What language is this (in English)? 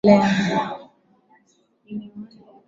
Swahili